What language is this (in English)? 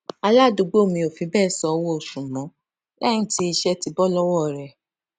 Yoruba